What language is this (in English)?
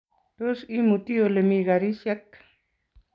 Kalenjin